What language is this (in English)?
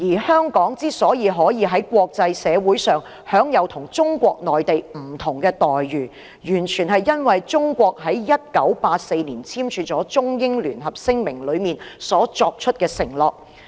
Cantonese